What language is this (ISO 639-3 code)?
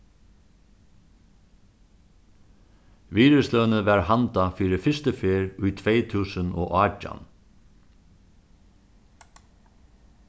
fao